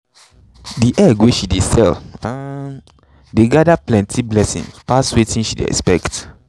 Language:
Nigerian Pidgin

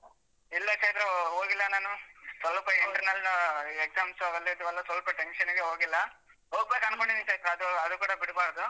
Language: Kannada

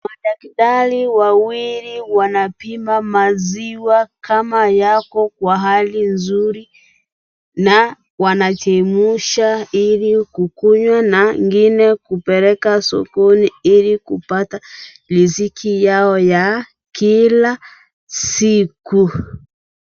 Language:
Swahili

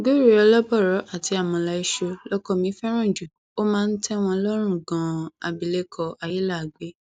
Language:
Yoruba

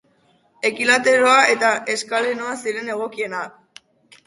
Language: Basque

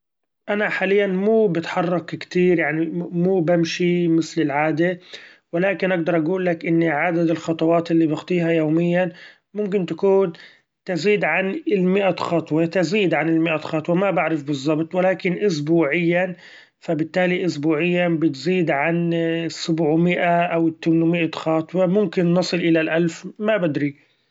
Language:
Gulf Arabic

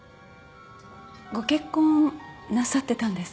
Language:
Japanese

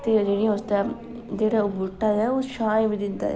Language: Dogri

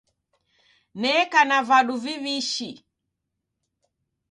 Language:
Taita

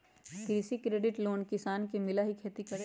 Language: Magahi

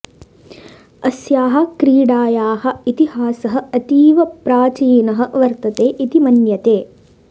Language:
Sanskrit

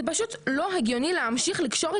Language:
Hebrew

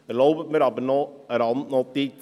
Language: Swiss German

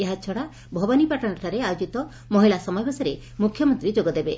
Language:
Odia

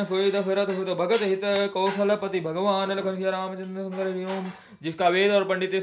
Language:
Hindi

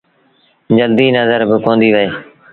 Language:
Sindhi Bhil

